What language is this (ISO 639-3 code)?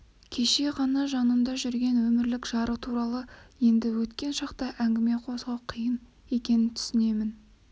kaz